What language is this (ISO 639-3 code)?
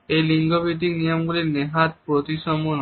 ben